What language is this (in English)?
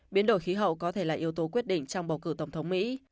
Vietnamese